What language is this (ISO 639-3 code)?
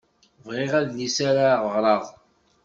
kab